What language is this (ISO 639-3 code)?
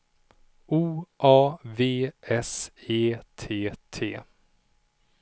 swe